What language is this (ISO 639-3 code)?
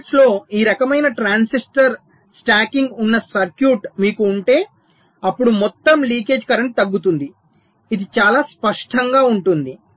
tel